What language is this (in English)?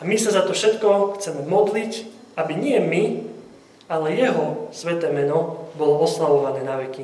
Slovak